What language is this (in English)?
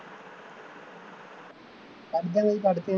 Punjabi